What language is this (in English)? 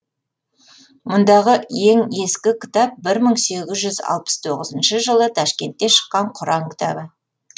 Kazakh